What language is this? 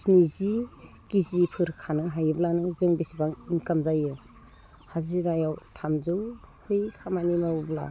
Bodo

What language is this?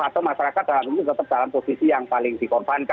Indonesian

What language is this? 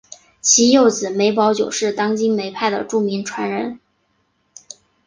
Chinese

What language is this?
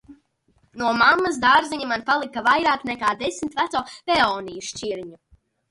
Latvian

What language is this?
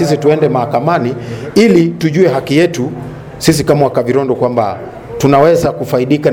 Swahili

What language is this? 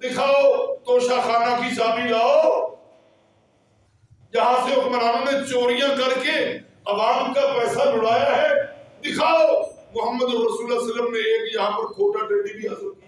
Urdu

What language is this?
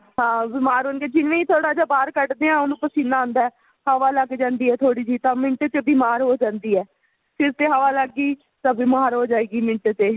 Punjabi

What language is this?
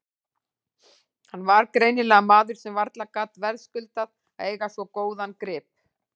Icelandic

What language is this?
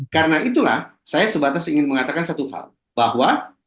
Indonesian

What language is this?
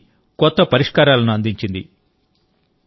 Telugu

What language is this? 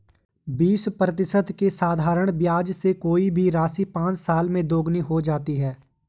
Hindi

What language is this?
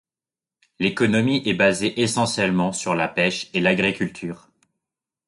French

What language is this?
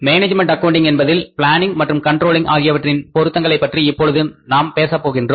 Tamil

